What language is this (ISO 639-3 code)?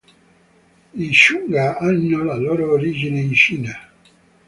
ita